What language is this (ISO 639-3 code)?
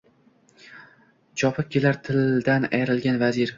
uzb